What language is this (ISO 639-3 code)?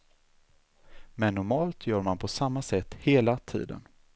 swe